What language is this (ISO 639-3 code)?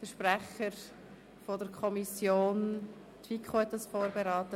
gsw